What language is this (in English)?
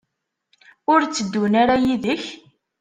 Kabyle